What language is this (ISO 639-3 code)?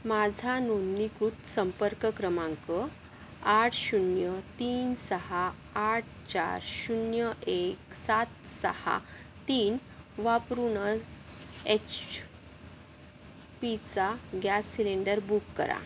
mar